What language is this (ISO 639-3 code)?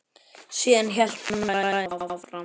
isl